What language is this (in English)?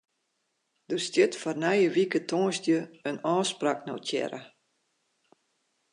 Western Frisian